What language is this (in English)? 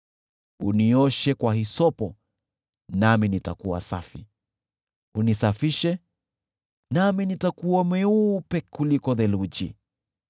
Swahili